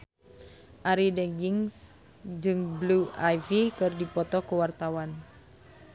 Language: Sundanese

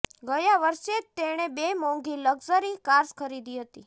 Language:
Gujarati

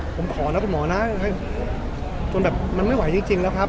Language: Thai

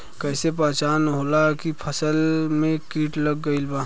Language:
Bhojpuri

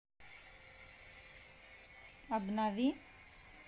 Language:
Russian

